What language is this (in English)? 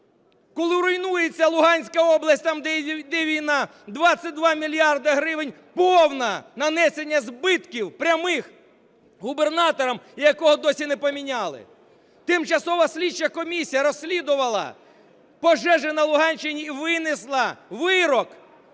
Ukrainian